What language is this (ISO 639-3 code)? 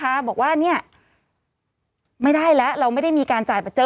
tha